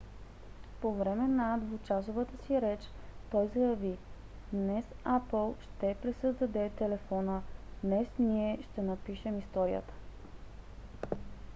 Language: Bulgarian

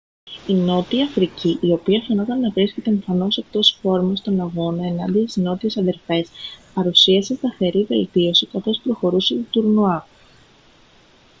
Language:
Greek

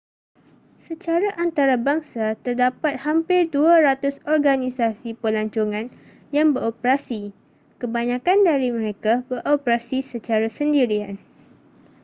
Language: Malay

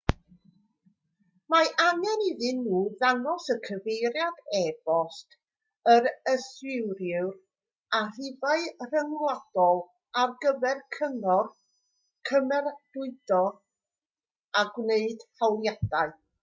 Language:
Welsh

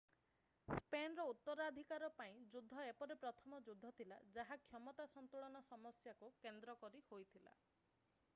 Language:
Odia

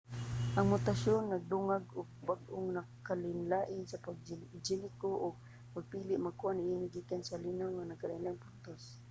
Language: Cebuano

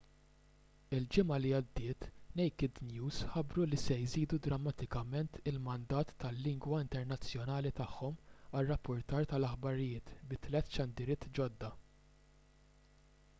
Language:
Maltese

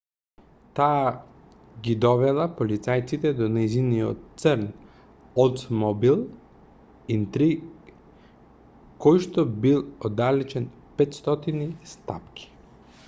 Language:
Macedonian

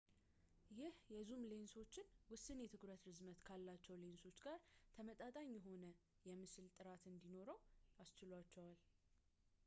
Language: Amharic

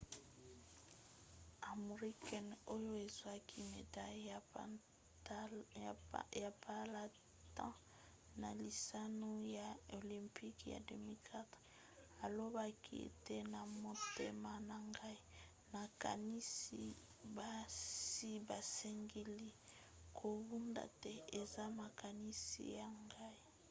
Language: Lingala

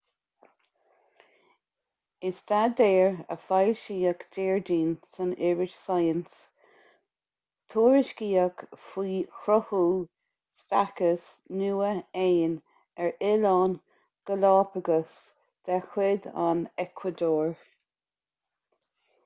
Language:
Irish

